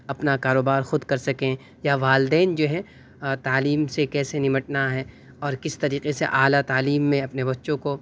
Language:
Urdu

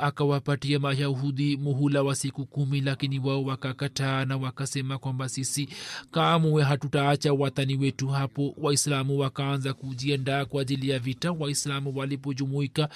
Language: Swahili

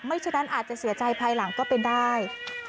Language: Thai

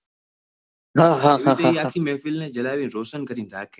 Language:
Gujarati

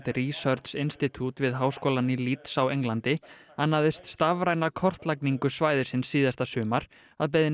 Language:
Icelandic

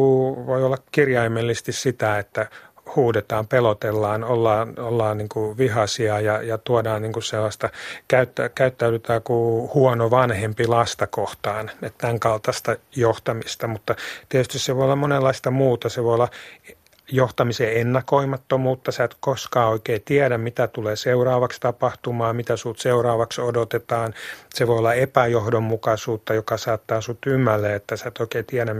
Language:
Finnish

